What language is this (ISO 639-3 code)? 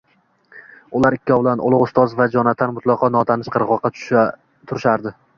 uzb